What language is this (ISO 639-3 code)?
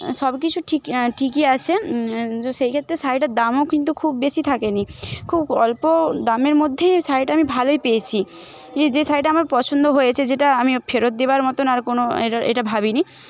ben